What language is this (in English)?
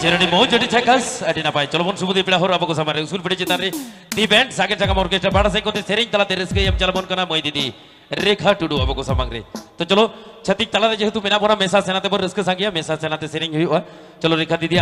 Indonesian